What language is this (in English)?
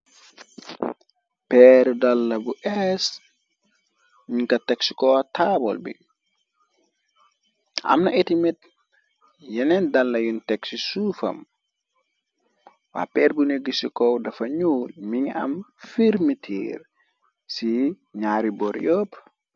Wolof